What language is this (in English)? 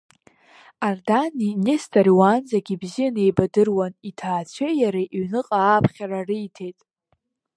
Abkhazian